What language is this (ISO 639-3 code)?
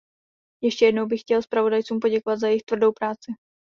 ces